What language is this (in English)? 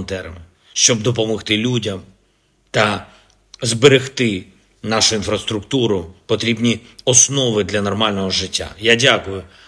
Ukrainian